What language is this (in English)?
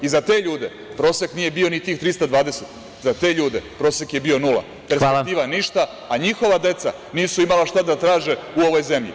Serbian